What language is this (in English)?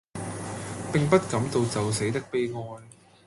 Cantonese